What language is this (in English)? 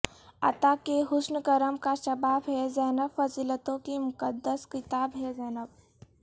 Urdu